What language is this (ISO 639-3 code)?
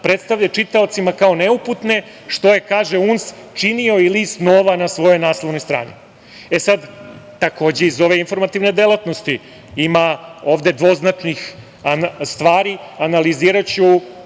srp